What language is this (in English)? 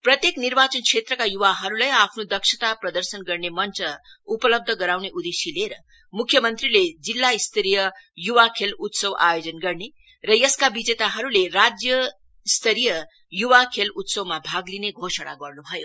Nepali